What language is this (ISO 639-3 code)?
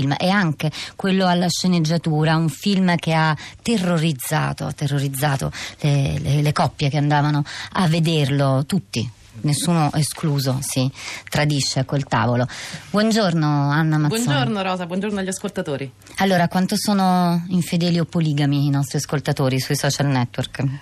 ita